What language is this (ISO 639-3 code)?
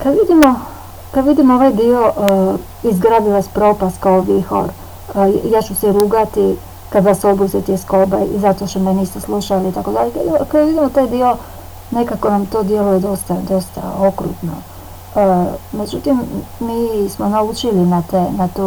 hrv